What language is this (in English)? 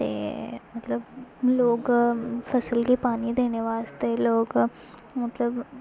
Dogri